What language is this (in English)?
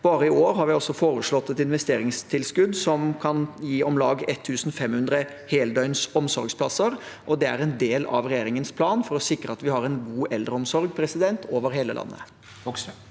Norwegian